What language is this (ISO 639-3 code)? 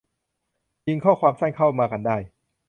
tha